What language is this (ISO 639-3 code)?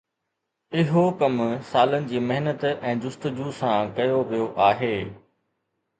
snd